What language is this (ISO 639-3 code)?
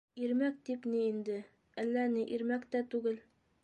bak